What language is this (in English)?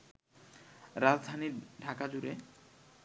Bangla